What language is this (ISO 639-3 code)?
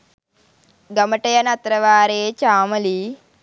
sin